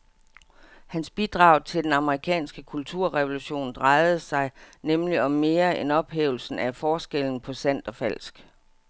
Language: Danish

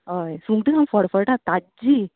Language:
Konkani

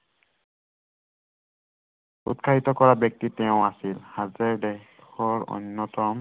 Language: Assamese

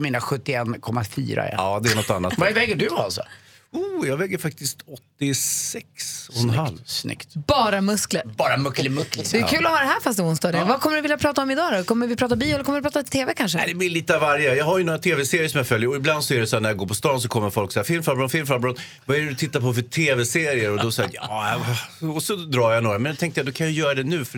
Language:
Swedish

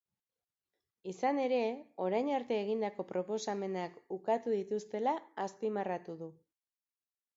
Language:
Basque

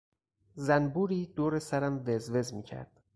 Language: Persian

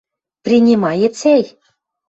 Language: Western Mari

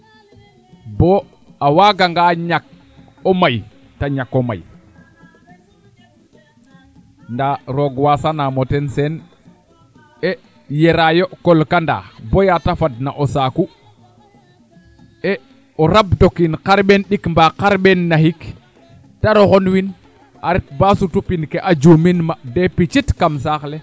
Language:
Serer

